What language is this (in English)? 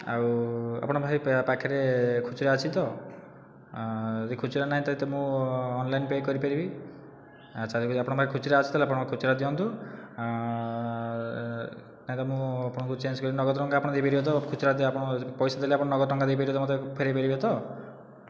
Odia